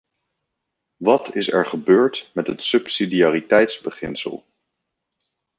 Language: Dutch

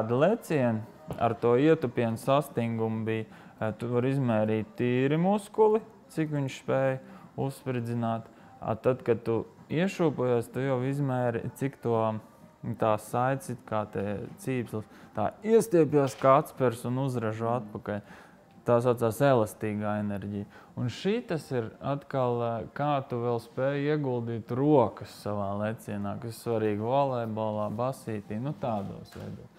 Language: Latvian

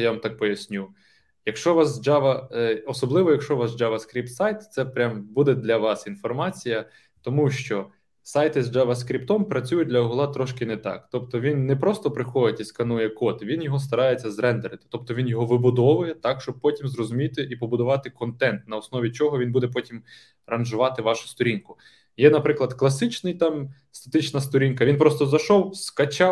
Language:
Ukrainian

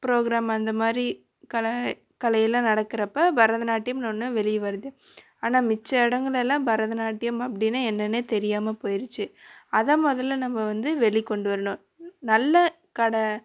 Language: Tamil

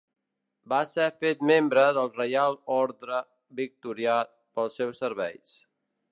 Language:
Catalan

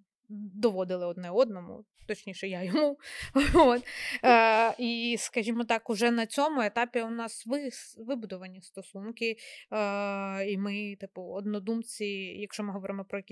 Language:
Ukrainian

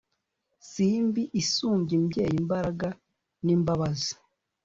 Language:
Kinyarwanda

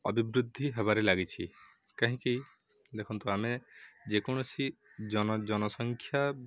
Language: Odia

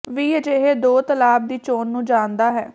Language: Punjabi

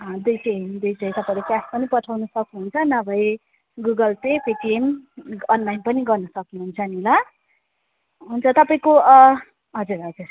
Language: Nepali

